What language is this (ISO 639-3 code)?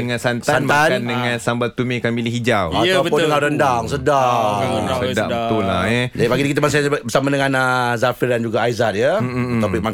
msa